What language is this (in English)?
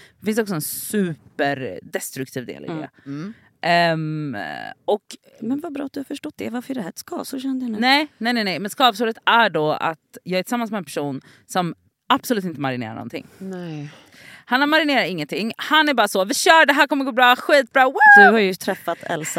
Swedish